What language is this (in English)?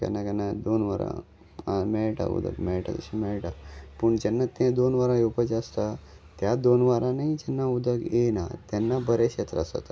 Konkani